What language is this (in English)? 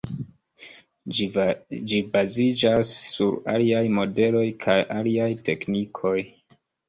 Esperanto